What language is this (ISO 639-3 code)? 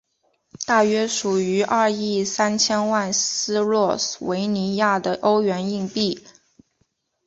zho